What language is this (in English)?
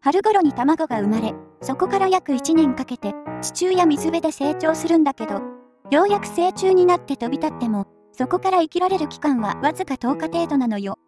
Japanese